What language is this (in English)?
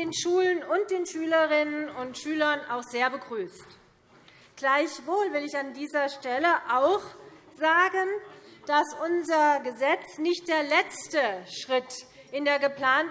German